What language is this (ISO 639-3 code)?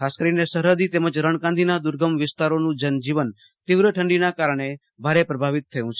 guj